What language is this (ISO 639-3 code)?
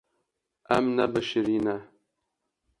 kur